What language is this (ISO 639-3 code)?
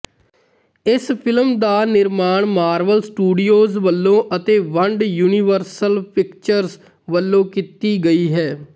pan